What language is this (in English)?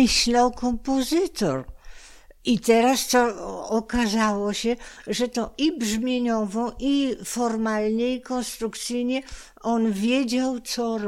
Polish